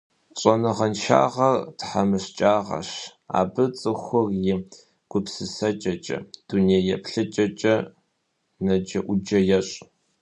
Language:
Kabardian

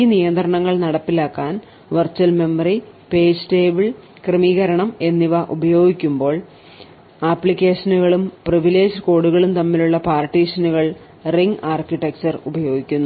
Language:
Malayalam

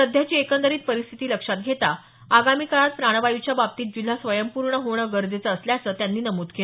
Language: Marathi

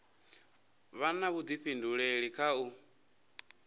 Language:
Venda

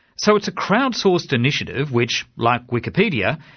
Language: English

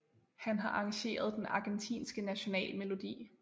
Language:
Danish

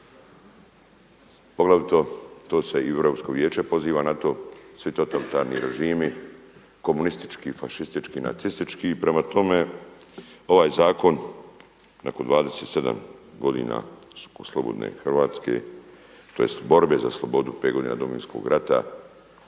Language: Croatian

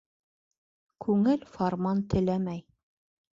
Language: Bashkir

